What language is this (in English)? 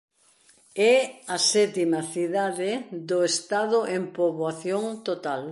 Galician